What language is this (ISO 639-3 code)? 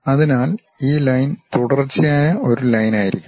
mal